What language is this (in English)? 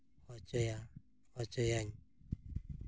Santali